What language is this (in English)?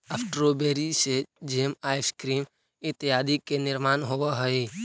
Magahi